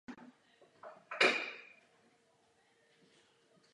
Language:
Czech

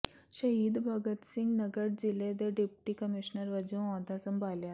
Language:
Punjabi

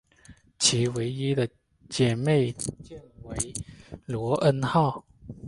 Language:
Chinese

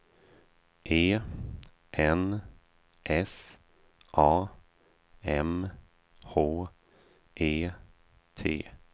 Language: Swedish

